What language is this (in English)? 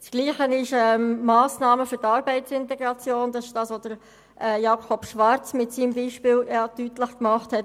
Swiss German